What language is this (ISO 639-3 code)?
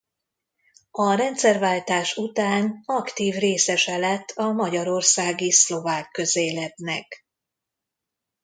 hun